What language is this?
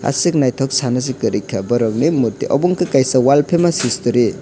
Kok Borok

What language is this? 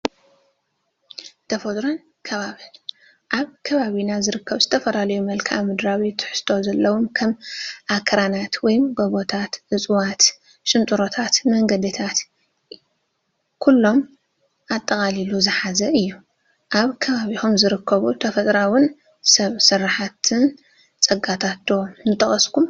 Tigrinya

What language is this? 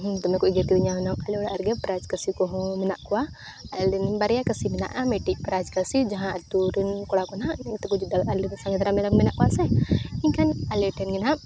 Santali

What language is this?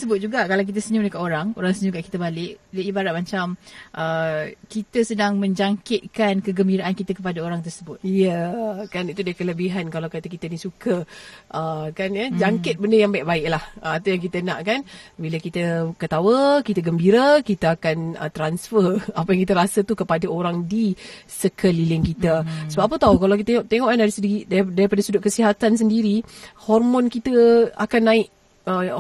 Malay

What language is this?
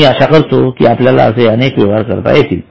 Marathi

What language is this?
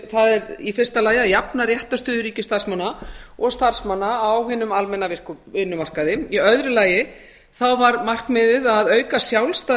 Icelandic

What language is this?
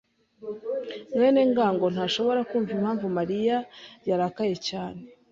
Kinyarwanda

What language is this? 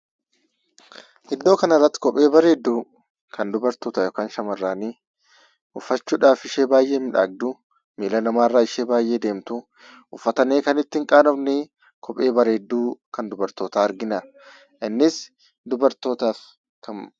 Oromo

